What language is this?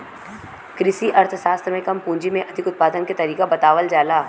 Bhojpuri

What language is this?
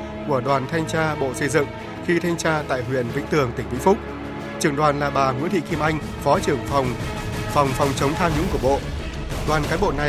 Vietnamese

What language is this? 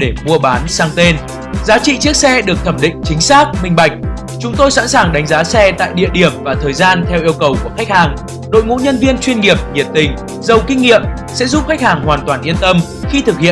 Vietnamese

